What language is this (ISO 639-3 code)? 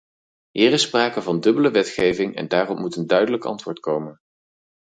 nld